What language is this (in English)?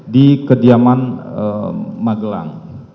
Indonesian